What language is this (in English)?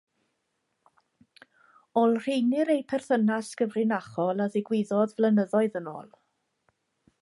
Welsh